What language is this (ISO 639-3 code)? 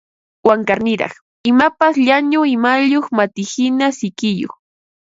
qva